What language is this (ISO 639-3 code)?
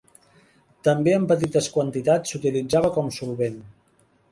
cat